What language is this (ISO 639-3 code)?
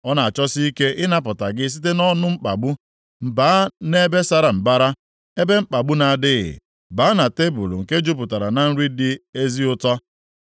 ibo